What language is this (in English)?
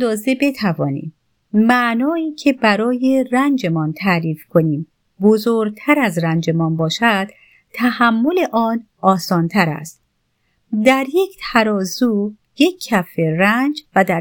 Persian